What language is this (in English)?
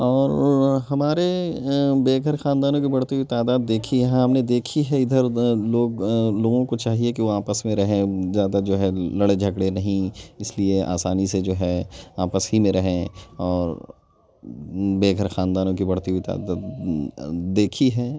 Urdu